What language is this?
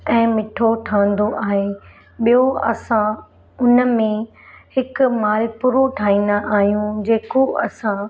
Sindhi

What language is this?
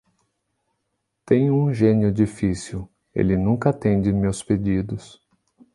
Portuguese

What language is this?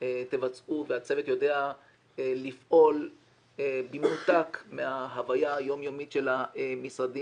Hebrew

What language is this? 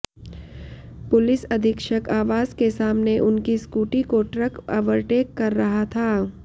Hindi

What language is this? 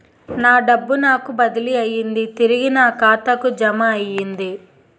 Telugu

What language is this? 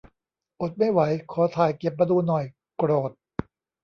Thai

